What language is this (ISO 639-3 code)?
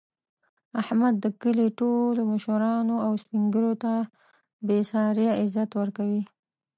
pus